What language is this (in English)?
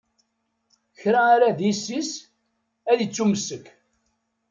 Kabyle